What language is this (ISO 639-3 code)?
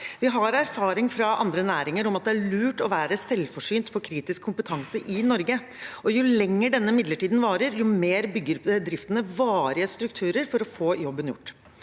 nor